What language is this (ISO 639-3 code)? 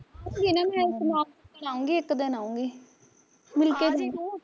pan